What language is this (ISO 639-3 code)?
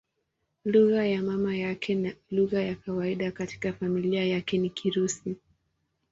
swa